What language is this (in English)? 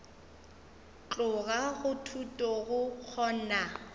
Northern Sotho